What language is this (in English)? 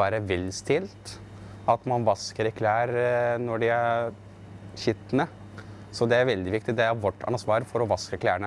Norwegian